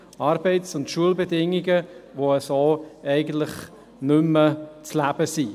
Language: Swiss German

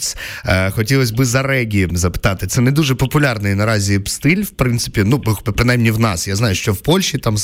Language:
Ukrainian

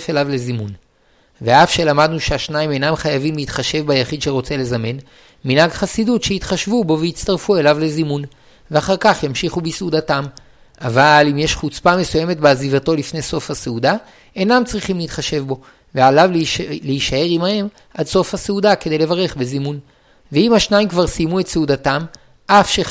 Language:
Hebrew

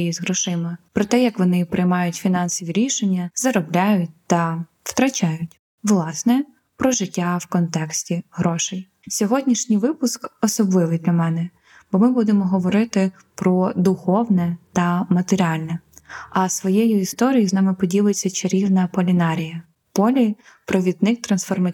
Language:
Ukrainian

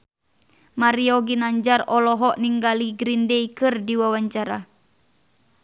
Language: Sundanese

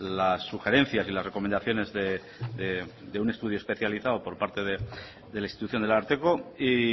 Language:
Spanish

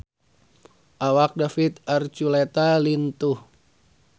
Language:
Sundanese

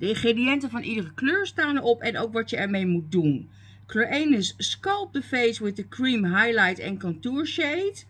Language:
Dutch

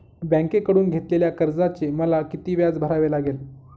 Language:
Marathi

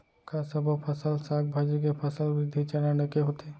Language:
Chhattisgarhi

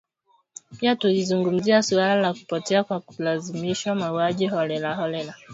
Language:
Swahili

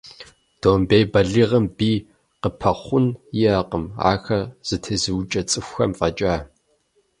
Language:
Kabardian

